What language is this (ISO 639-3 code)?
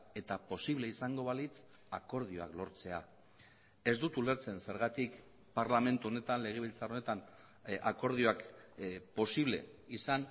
eus